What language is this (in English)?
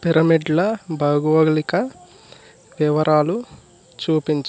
Telugu